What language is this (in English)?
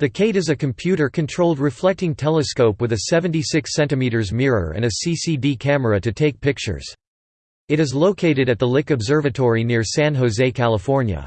English